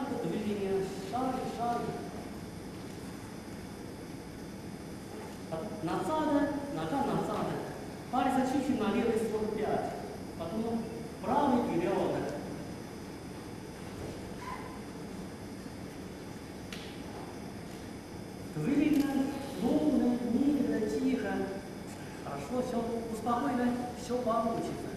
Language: Romanian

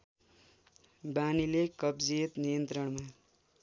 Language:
Nepali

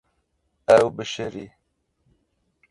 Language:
Kurdish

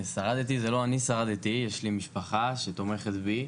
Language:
Hebrew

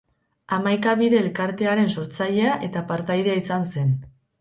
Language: Basque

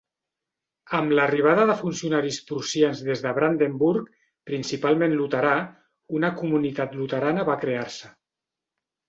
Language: Catalan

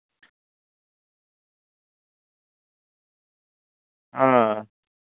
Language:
Santali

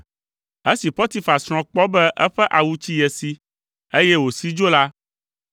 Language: Ewe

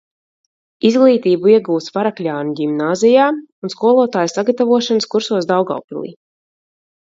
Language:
Latvian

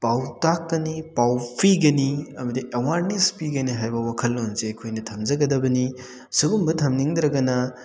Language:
Manipuri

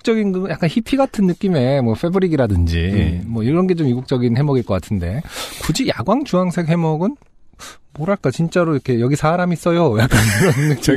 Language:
Korean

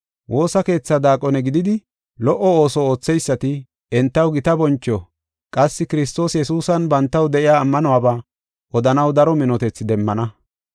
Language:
Gofa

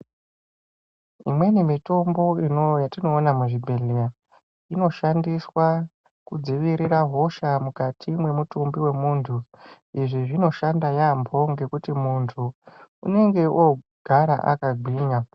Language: Ndau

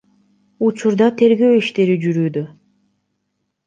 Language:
Kyrgyz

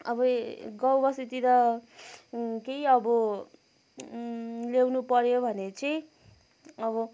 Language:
Nepali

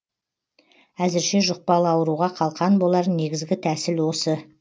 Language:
Kazakh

